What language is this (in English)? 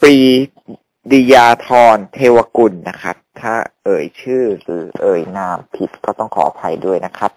Thai